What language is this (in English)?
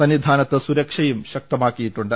Malayalam